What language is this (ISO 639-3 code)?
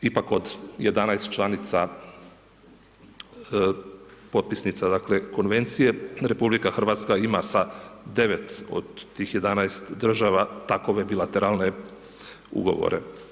hrv